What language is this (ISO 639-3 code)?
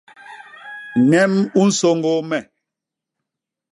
bas